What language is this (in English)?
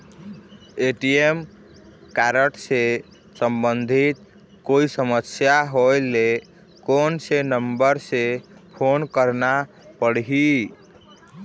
Chhattisgarhi